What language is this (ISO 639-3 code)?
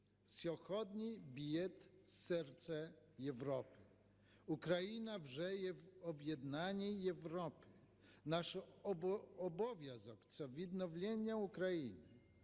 ukr